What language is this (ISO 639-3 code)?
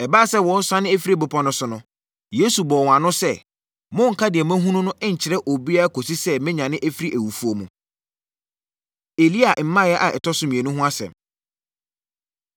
aka